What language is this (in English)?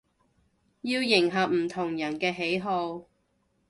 Cantonese